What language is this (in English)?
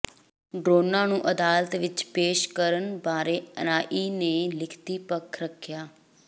Punjabi